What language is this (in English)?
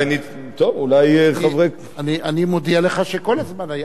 Hebrew